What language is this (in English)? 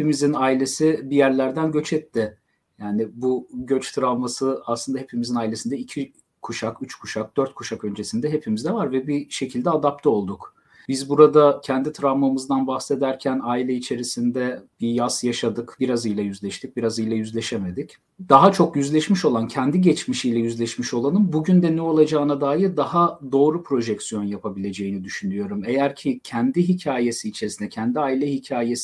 Turkish